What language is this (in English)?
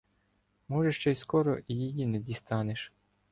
Ukrainian